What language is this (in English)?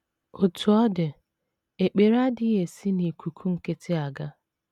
Igbo